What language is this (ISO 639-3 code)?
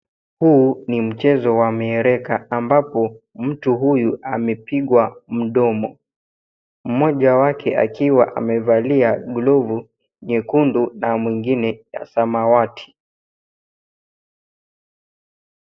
swa